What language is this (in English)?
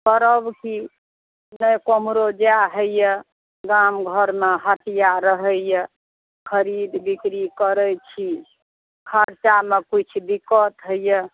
Maithili